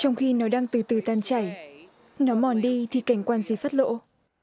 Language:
Vietnamese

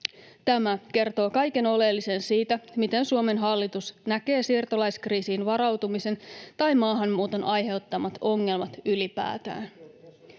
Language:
Finnish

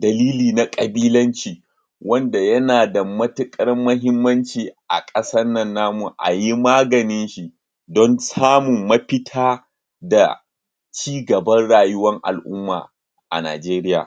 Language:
Hausa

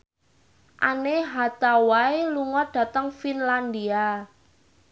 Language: Javanese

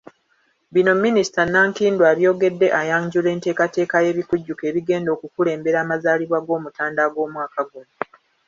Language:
Ganda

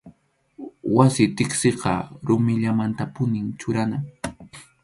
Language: Arequipa-La Unión Quechua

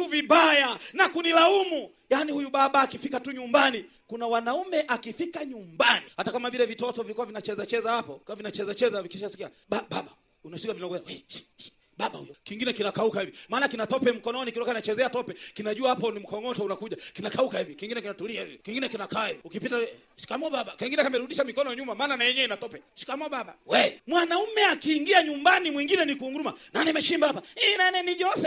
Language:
Swahili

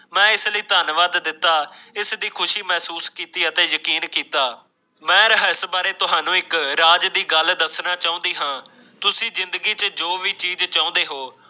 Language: Punjabi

